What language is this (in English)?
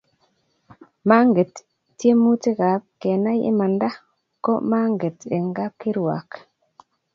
Kalenjin